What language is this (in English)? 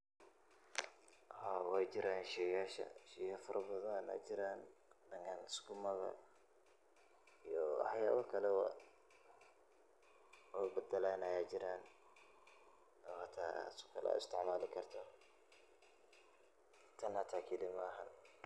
Somali